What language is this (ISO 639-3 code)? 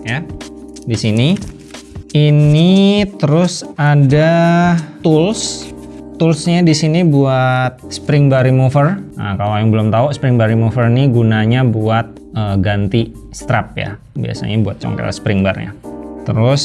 ind